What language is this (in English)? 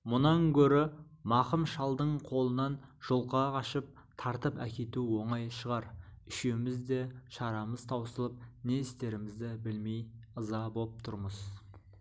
Kazakh